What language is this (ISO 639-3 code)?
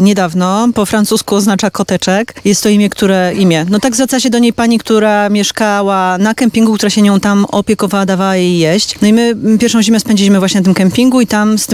pol